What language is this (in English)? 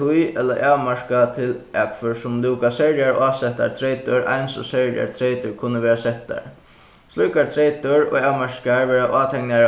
Faroese